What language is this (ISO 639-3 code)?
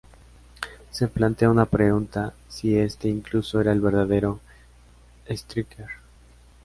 spa